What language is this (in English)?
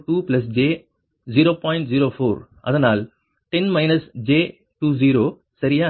Tamil